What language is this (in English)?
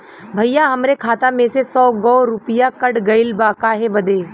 Bhojpuri